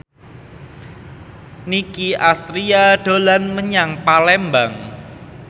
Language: Javanese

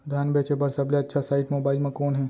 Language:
Chhattisgarhi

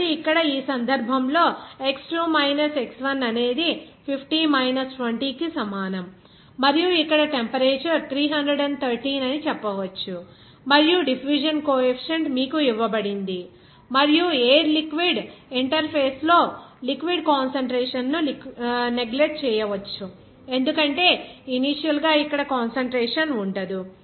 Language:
Telugu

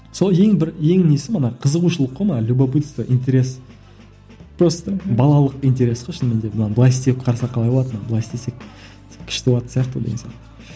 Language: Kazakh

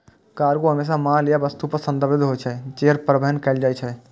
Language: Maithili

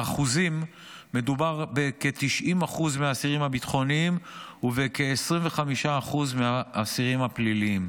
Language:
Hebrew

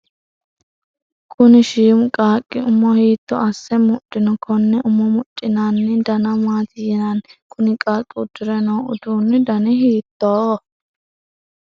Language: Sidamo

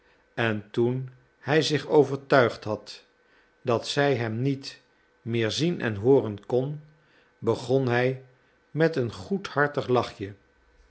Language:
Dutch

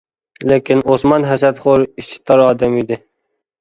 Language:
Uyghur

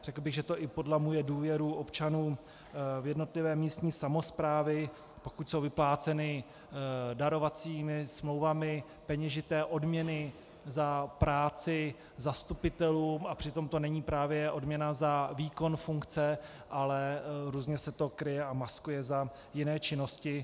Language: Czech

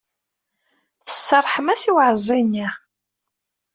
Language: Kabyle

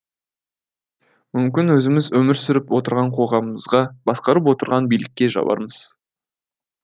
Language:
Kazakh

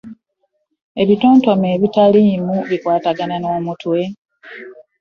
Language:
Ganda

